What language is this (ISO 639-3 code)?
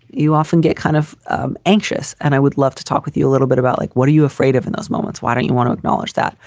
eng